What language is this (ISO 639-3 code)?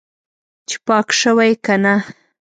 pus